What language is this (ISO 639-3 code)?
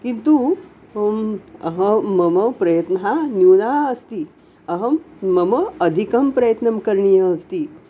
san